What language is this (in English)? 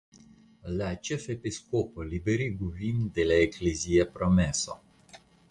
Esperanto